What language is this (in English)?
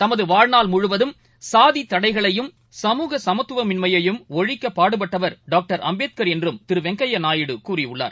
Tamil